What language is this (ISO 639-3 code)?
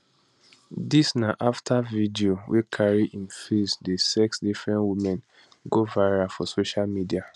pcm